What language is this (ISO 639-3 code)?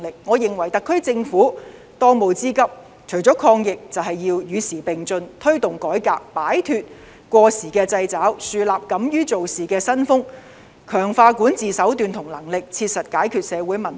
yue